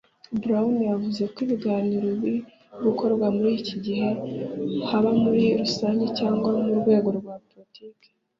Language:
Kinyarwanda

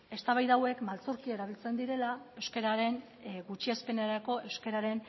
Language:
Basque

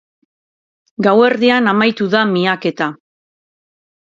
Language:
Basque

